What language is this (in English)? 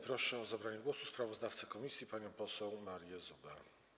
Polish